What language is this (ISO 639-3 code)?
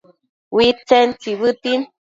mcf